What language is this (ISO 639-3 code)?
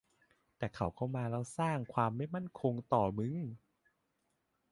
tha